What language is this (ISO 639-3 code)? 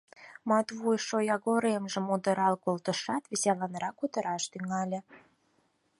chm